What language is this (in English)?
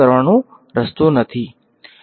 Gujarati